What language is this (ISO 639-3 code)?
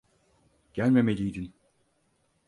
tur